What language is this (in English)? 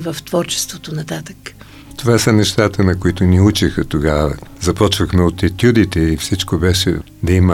Bulgarian